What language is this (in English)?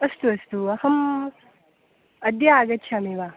Sanskrit